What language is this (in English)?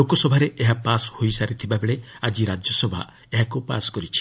Odia